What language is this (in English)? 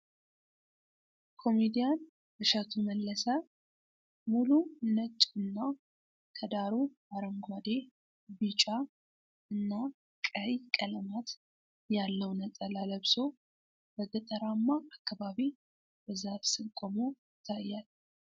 Amharic